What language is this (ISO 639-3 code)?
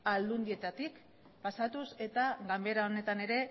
eus